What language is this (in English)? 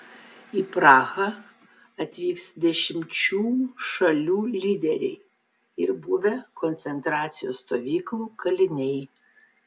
Lithuanian